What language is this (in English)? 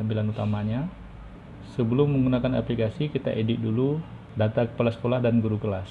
Indonesian